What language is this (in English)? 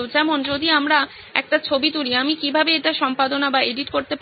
Bangla